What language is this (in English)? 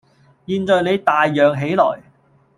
Cantonese